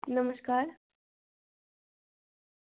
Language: Dogri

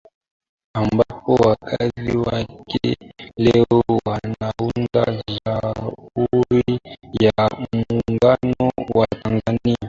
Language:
Swahili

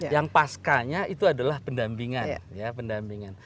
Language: Indonesian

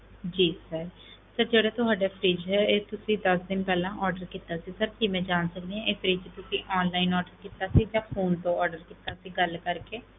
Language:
Punjabi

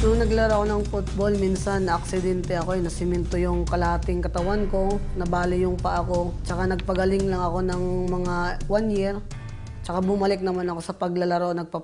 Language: Filipino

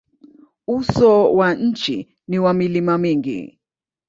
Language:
Swahili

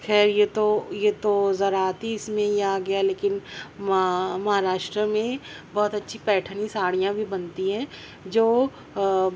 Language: Urdu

